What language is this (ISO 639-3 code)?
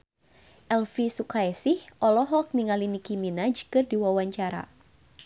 sun